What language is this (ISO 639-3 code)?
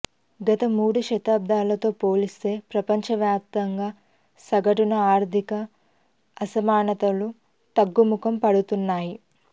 tel